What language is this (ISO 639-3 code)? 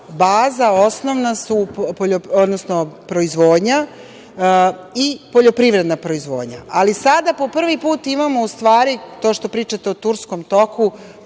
srp